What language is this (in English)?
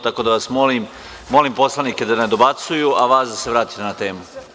Serbian